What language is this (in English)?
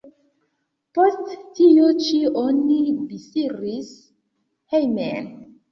Esperanto